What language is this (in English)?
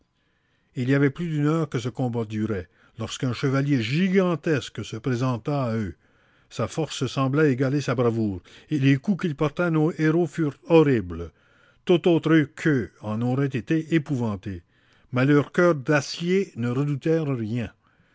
French